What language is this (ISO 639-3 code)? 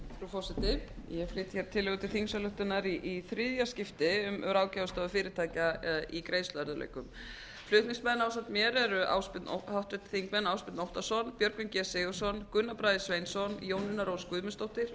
isl